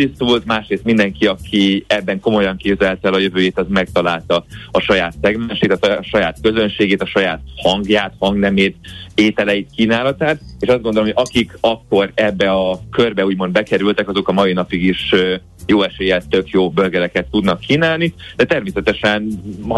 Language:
Hungarian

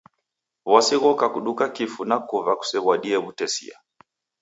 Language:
Taita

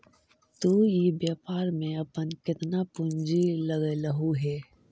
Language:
Magahi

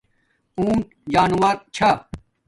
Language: Domaaki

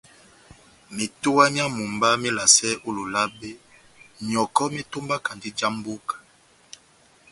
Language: Batanga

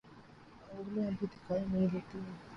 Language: Urdu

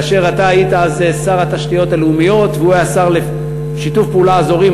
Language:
Hebrew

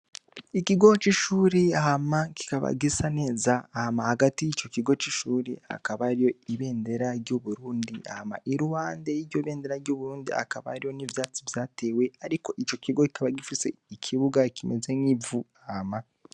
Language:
Rundi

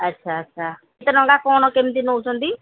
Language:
Odia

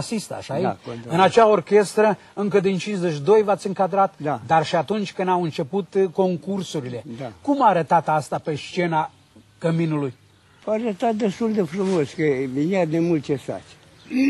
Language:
Romanian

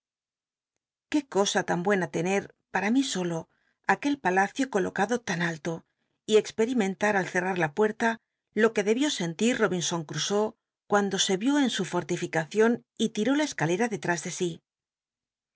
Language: Spanish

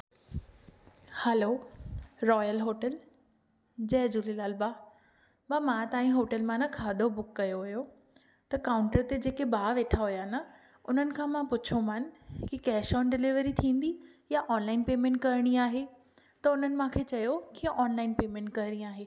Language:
Sindhi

